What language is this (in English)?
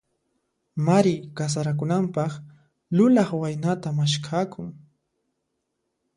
Puno Quechua